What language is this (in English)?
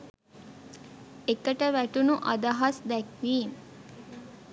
Sinhala